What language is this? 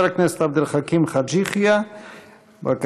Hebrew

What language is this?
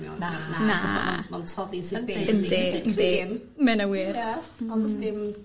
Welsh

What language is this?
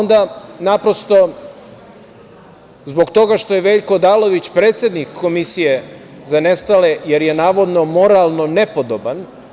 Serbian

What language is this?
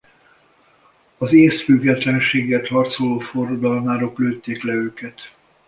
Hungarian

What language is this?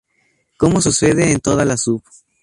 Spanish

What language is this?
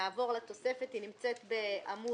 Hebrew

